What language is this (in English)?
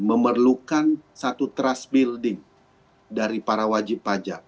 Indonesian